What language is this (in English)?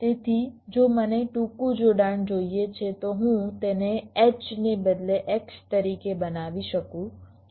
Gujarati